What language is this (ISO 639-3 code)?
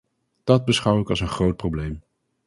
nld